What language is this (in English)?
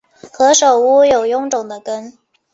Chinese